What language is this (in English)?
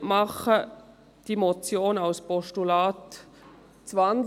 Swiss German